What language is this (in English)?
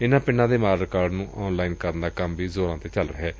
Punjabi